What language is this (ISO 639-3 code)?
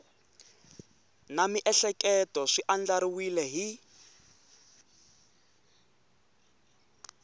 tso